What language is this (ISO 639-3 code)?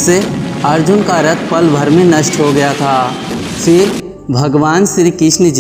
hin